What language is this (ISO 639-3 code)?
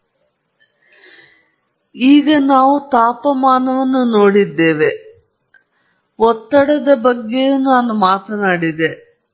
kan